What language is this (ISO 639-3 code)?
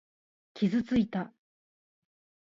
jpn